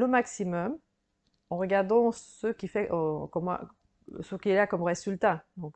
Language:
French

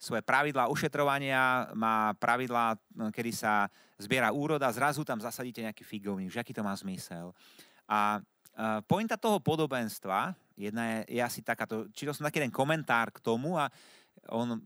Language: Slovak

